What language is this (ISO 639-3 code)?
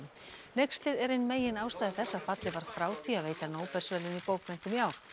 isl